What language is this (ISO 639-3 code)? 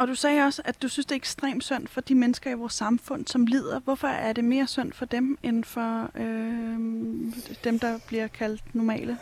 dan